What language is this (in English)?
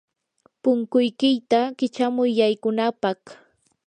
Yanahuanca Pasco Quechua